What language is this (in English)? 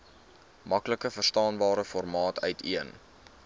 Afrikaans